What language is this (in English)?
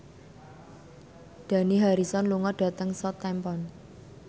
Javanese